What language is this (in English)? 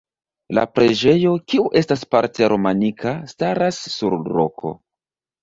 Esperanto